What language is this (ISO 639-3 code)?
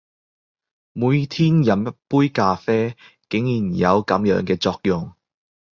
yue